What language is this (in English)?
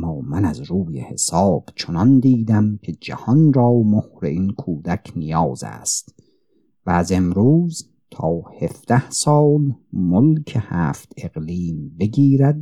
Persian